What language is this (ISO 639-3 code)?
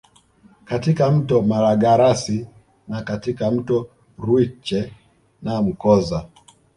swa